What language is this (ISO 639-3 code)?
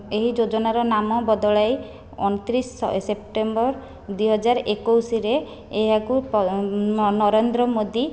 ori